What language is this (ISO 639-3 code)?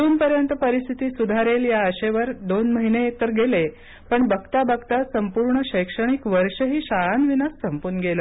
mar